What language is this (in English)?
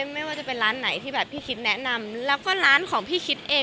Thai